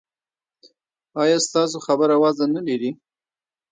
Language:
Pashto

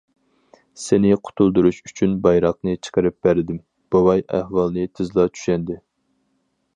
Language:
Uyghur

